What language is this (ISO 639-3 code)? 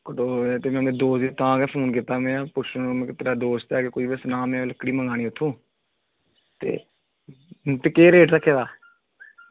doi